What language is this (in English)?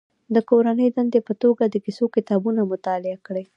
Pashto